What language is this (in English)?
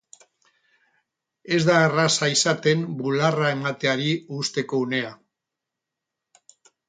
Basque